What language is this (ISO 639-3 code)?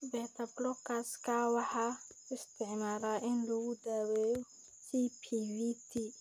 som